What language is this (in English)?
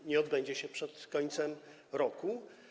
Polish